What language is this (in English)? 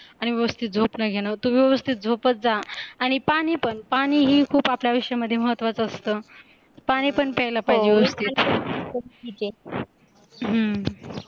Marathi